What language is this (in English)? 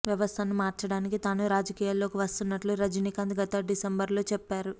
Telugu